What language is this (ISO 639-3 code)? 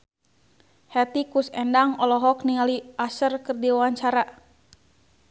sun